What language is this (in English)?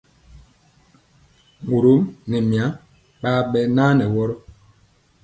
Mpiemo